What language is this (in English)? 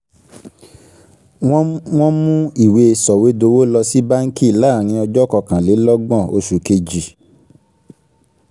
Yoruba